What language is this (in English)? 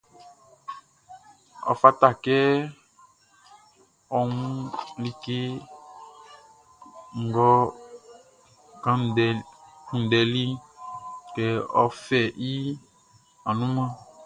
Baoulé